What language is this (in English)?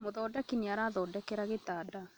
Kikuyu